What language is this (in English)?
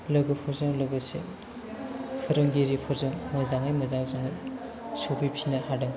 Bodo